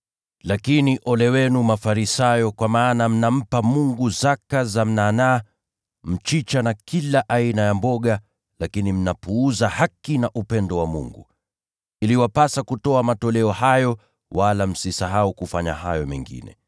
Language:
Swahili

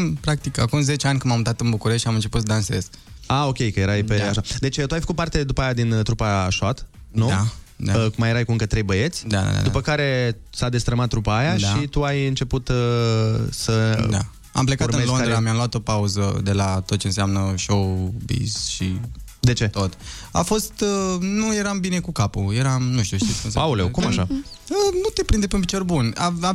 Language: Romanian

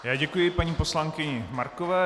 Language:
Czech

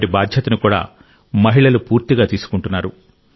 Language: Telugu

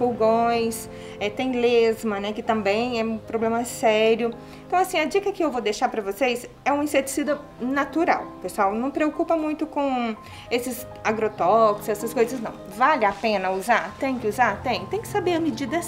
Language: Portuguese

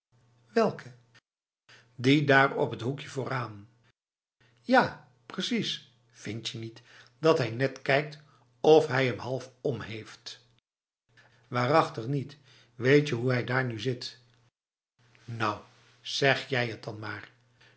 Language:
Dutch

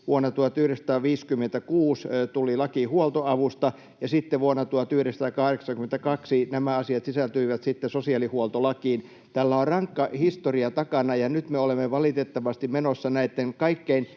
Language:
Finnish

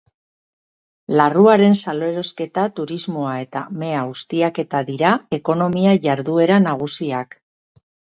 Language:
Basque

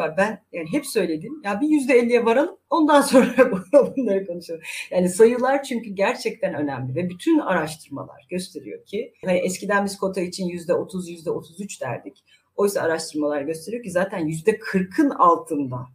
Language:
Turkish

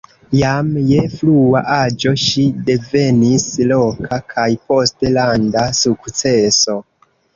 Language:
Esperanto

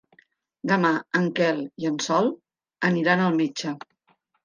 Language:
Catalan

